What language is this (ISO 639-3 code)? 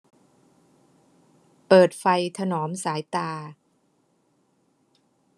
tha